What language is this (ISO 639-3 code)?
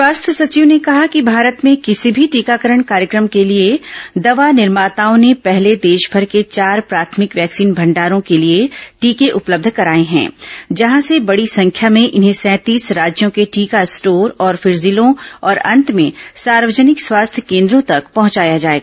hin